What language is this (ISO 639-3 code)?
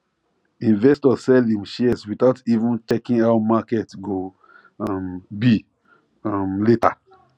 pcm